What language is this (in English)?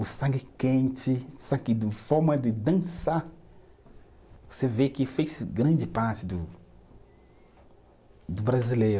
Portuguese